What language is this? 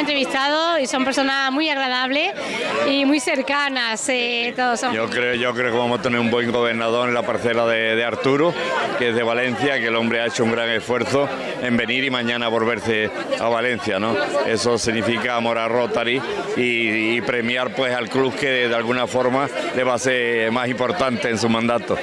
Spanish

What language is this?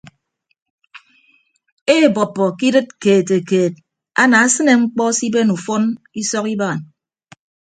Ibibio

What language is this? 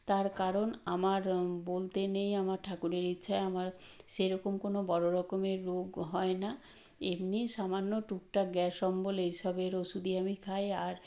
Bangla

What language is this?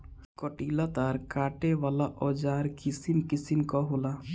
Bhojpuri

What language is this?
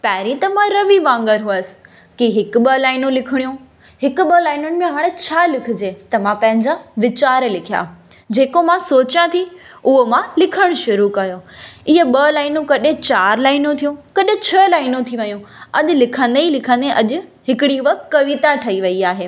Sindhi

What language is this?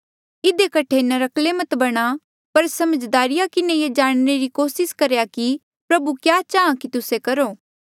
Mandeali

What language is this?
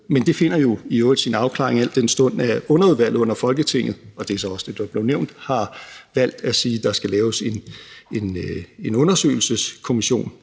Danish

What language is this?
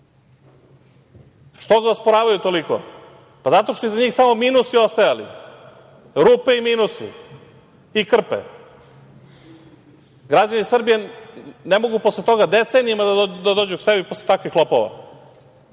Serbian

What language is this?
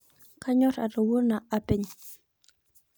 Masai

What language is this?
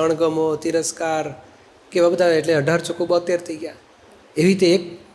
Gujarati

